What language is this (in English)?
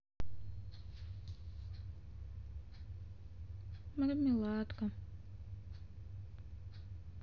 Russian